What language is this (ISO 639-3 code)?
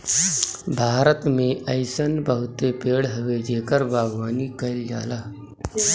bho